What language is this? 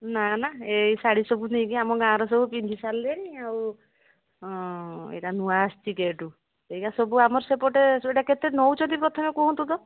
Odia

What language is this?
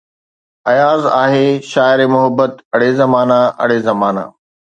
Sindhi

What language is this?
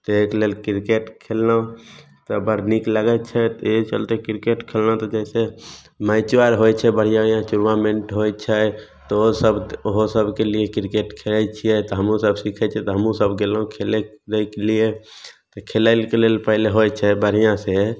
Maithili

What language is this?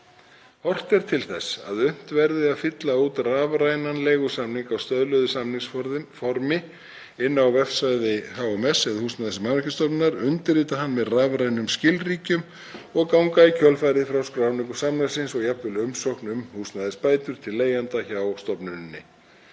Icelandic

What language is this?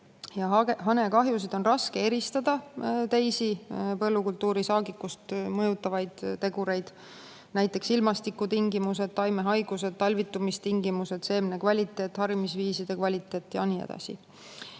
Estonian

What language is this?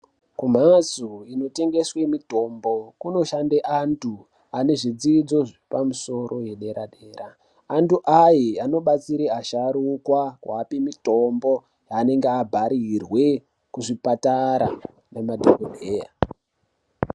Ndau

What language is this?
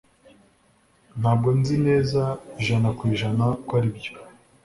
Kinyarwanda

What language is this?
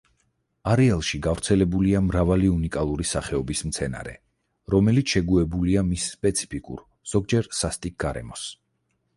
Georgian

